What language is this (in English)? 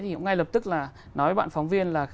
Vietnamese